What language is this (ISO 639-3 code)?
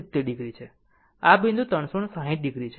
guj